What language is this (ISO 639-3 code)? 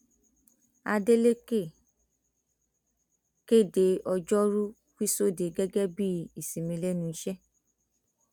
yor